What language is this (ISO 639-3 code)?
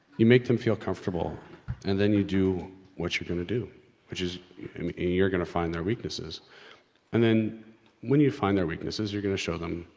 eng